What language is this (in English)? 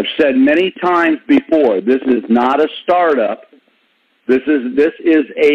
English